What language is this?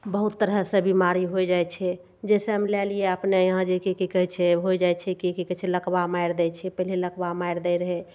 Maithili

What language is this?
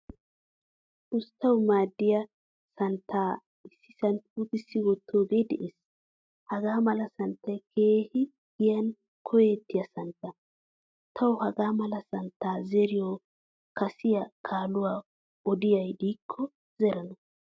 Wolaytta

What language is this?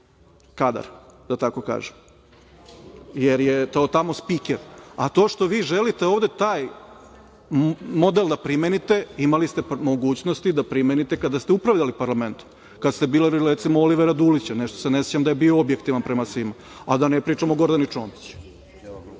Serbian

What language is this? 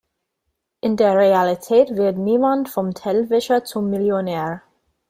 German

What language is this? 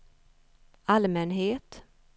Swedish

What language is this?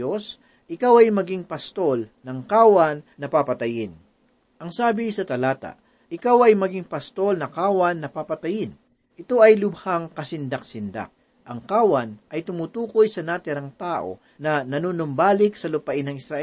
Filipino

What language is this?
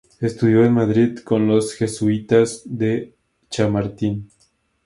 Spanish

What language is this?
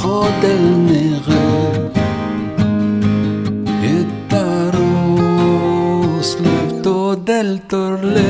Korean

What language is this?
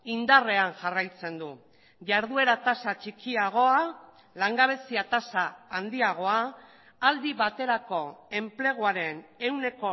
Basque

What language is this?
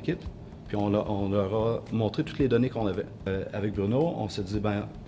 French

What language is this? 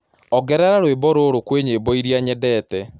Kikuyu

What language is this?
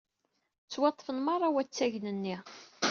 Kabyle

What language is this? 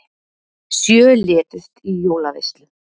Icelandic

